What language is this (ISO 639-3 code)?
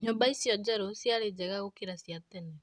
kik